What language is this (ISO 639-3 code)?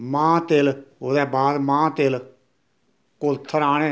doi